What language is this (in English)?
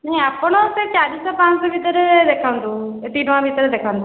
Odia